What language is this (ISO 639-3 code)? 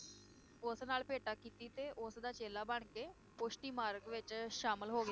pan